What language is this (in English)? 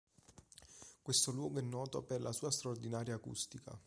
Italian